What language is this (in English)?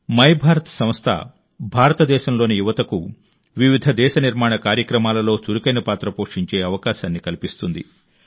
Telugu